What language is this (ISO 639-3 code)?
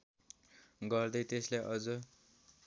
nep